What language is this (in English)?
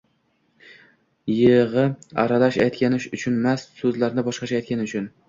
Uzbek